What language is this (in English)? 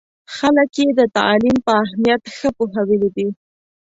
Pashto